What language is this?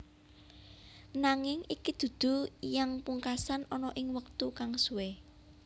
Javanese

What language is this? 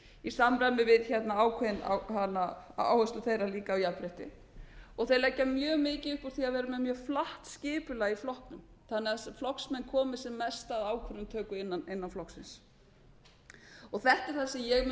Icelandic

